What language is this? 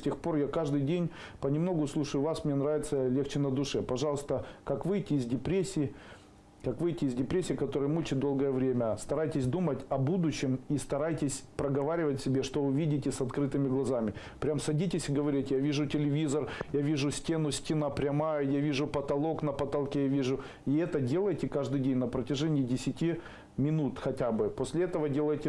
Russian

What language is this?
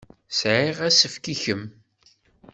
Kabyle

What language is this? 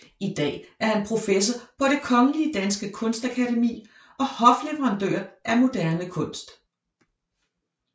Danish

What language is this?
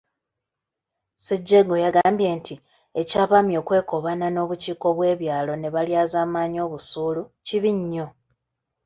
Ganda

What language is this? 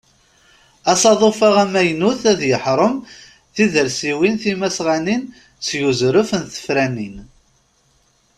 Kabyle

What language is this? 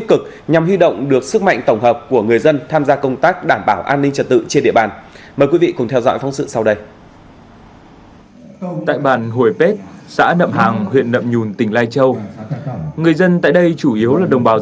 Vietnamese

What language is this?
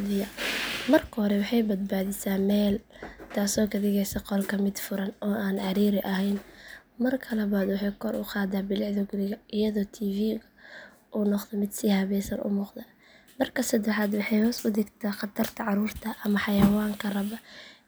Somali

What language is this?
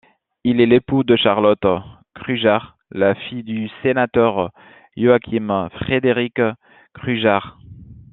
French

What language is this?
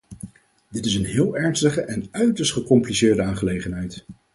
Dutch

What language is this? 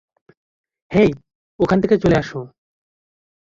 Bangla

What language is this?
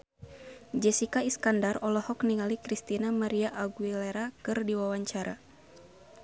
Sundanese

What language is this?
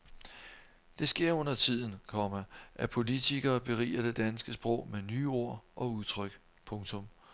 Danish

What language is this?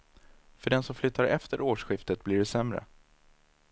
Swedish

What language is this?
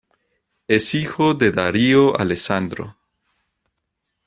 Spanish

